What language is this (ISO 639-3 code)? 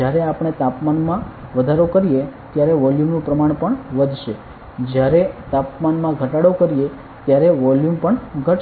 guj